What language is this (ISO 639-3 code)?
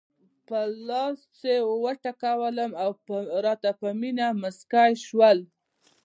pus